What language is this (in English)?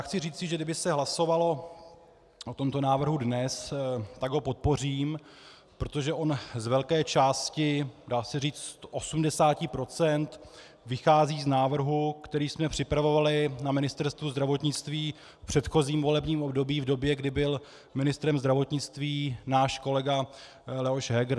Czech